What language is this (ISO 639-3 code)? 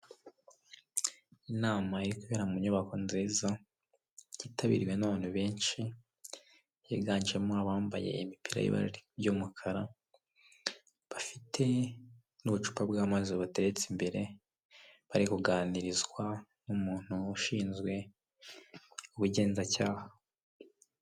kin